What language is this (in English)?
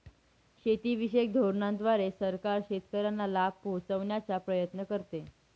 Marathi